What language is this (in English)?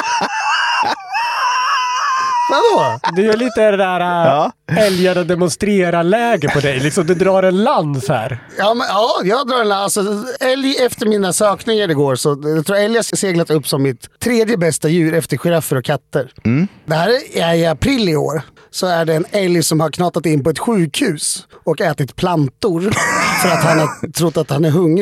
Swedish